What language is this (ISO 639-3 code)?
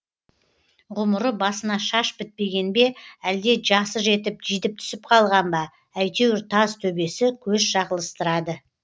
kaz